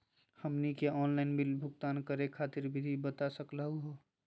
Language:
Magahi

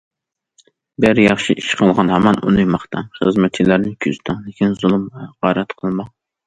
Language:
Uyghur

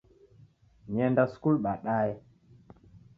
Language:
Taita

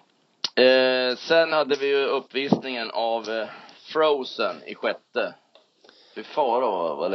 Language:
Swedish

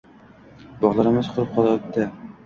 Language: Uzbek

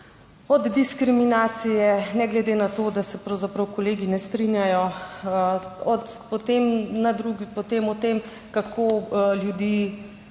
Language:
Slovenian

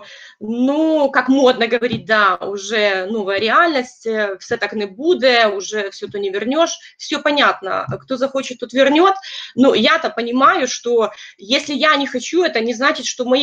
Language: Russian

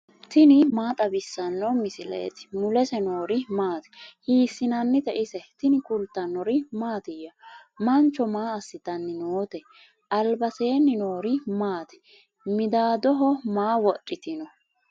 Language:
Sidamo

